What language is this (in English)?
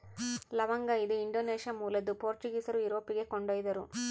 Kannada